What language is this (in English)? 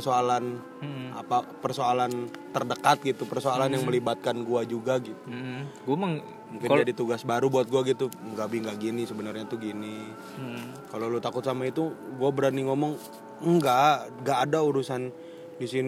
Indonesian